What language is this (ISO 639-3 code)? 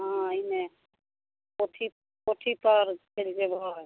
mai